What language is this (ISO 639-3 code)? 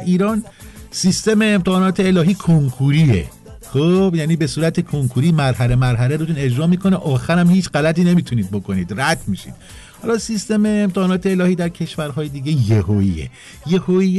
fas